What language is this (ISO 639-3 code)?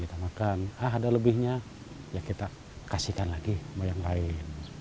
ind